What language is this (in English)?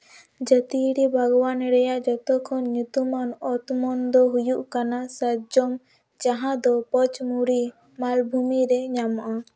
Santali